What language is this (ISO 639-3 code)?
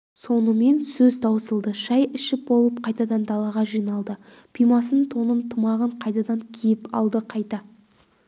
kaz